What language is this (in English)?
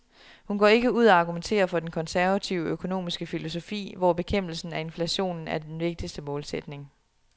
Danish